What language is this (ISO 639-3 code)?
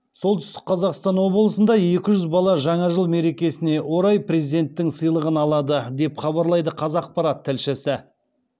kaz